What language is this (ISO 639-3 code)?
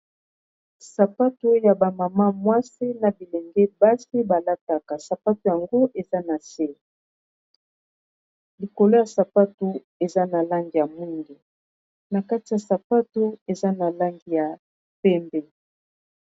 lin